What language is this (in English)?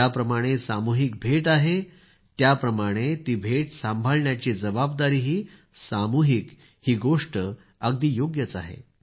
Marathi